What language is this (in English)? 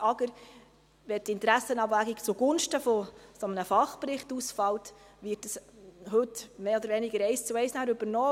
Swiss German